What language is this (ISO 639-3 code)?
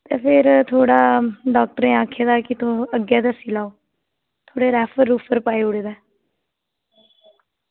doi